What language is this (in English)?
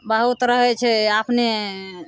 Maithili